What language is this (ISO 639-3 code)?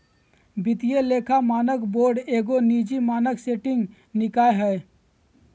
mag